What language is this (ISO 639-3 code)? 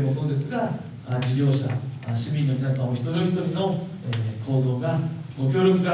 jpn